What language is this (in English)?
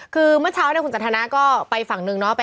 Thai